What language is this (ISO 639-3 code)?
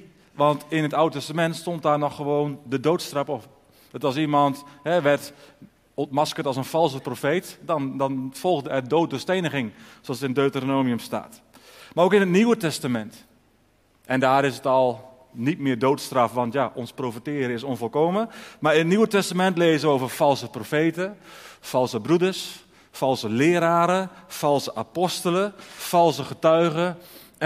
nld